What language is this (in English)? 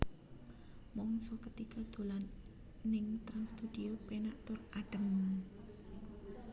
Javanese